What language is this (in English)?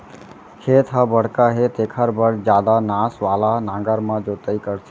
Chhattisgarhi